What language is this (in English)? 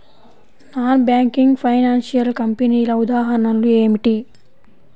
Telugu